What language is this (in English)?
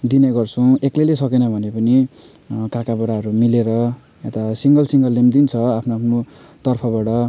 Nepali